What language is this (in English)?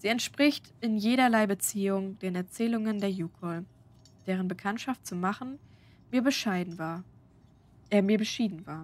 German